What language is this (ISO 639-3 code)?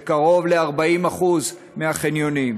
heb